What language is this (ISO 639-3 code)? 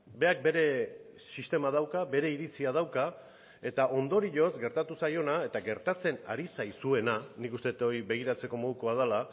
eus